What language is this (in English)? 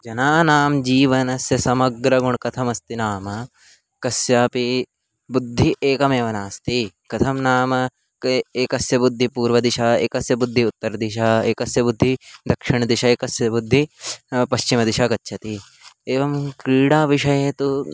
Sanskrit